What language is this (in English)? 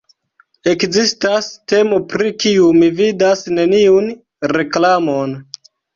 Esperanto